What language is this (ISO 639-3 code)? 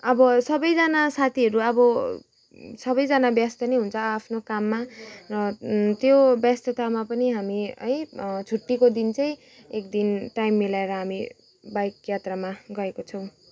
nep